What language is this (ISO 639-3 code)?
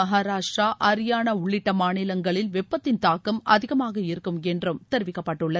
tam